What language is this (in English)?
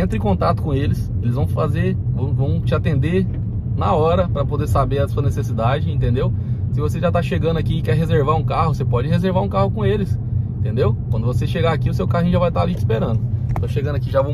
Portuguese